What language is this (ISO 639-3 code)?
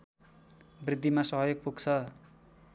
nep